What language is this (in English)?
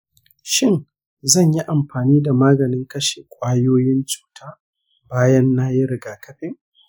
Hausa